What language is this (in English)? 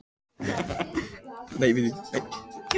Icelandic